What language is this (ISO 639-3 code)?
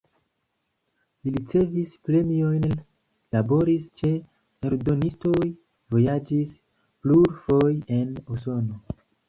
epo